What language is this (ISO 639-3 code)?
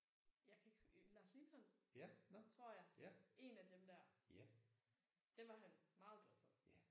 dan